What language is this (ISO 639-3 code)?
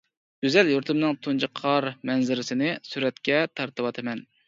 uig